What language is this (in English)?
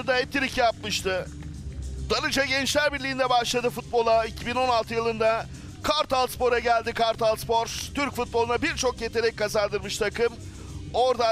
Turkish